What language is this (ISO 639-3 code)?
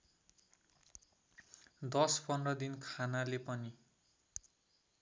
nep